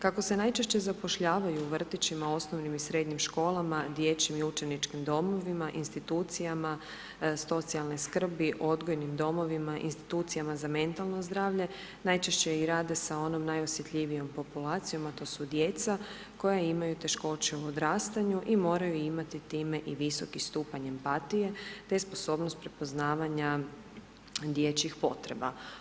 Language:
Croatian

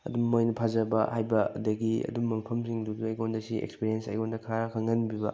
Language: Manipuri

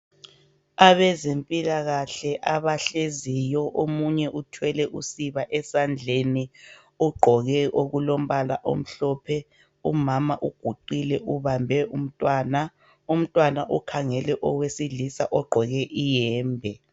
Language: North Ndebele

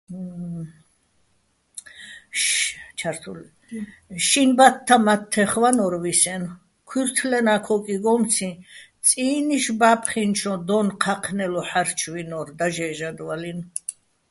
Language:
Bats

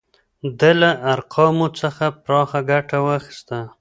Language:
Pashto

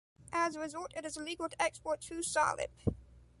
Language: English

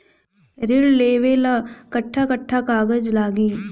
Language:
Bhojpuri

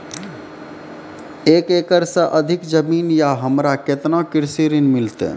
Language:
Maithili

